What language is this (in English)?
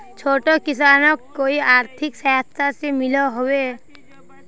Magahi